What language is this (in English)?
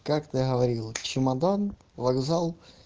Russian